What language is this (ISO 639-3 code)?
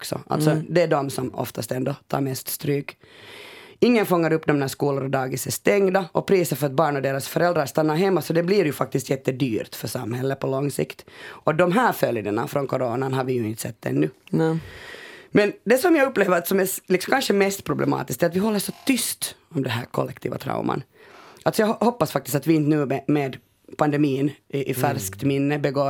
swe